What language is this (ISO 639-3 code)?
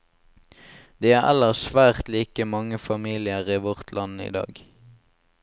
nor